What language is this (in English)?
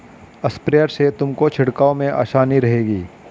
Hindi